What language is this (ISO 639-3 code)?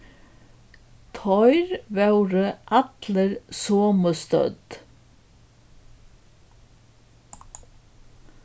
fao